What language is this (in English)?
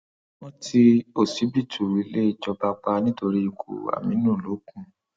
Yoruba